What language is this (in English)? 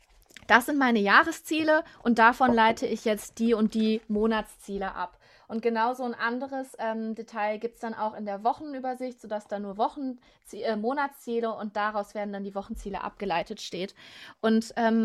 German